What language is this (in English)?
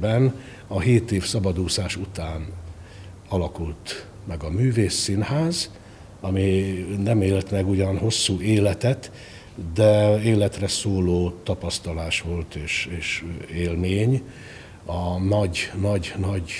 Hungarian